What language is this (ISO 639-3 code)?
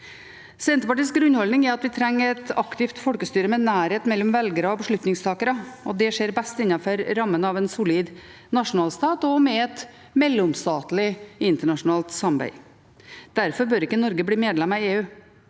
nor